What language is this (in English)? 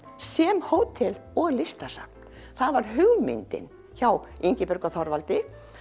Icelandic